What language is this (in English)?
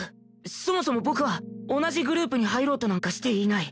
Japanese